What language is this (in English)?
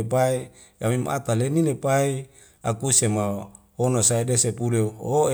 Wemale